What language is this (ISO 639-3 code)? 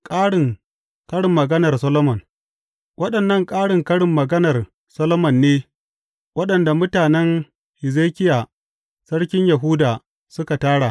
hau